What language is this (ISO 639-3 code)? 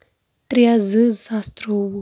kas